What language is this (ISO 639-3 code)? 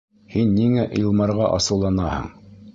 bak